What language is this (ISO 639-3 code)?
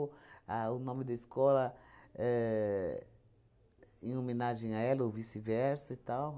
por